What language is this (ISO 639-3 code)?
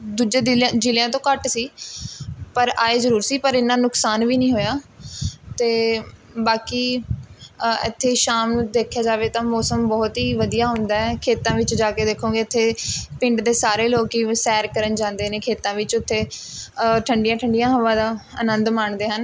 pan